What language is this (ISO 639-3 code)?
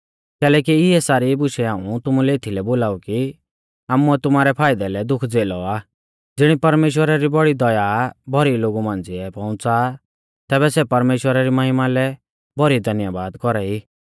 bfz